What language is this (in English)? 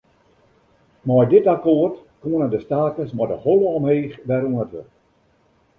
Western Frisian